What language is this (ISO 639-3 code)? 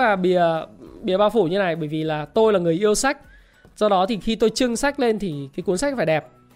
vie